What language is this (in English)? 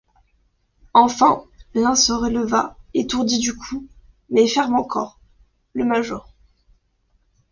French